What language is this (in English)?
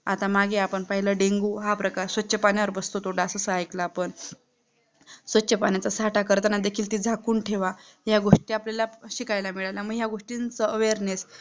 Marathi